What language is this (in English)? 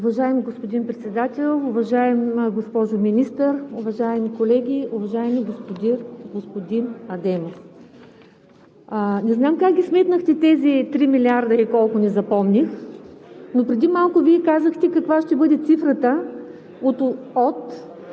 Bulgarian